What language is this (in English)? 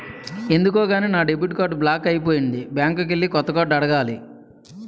Telugu